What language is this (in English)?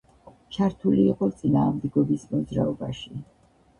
Georgian